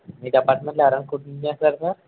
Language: Telugu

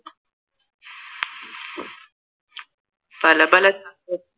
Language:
Malayalam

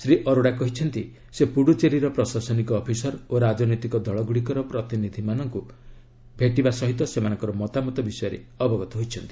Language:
Odia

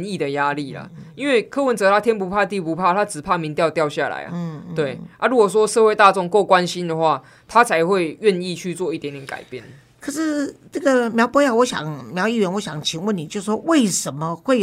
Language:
Chinese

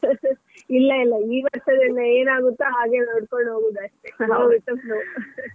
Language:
Kannada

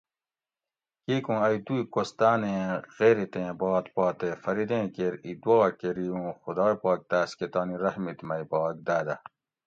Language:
Gawri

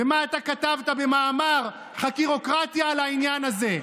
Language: Hebrew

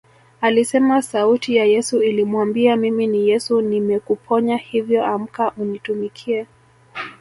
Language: Swahili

